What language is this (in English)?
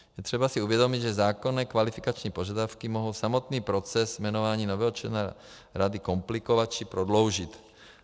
Czech